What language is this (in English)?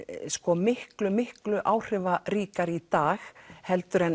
Icelandic